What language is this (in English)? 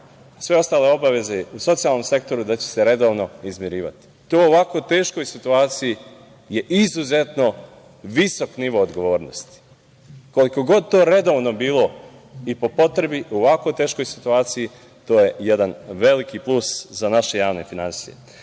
Serbian